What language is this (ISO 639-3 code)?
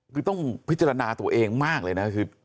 tha